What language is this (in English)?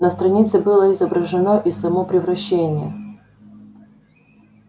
Russian